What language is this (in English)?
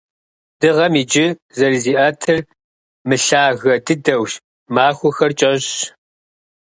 Kabardian